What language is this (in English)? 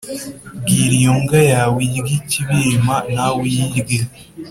Kinyarwanda